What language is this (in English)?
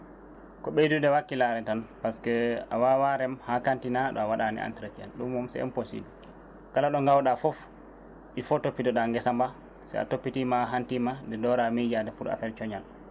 Fula